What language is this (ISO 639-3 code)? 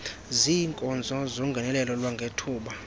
xho